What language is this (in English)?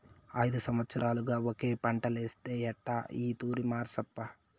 Telugu